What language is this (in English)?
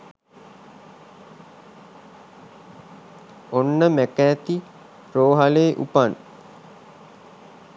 Sinhala